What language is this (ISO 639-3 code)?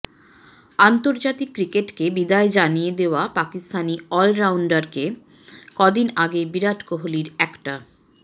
ben